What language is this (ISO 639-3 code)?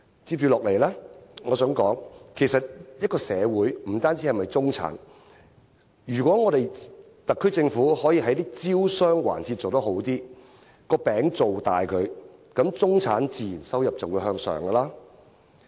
yue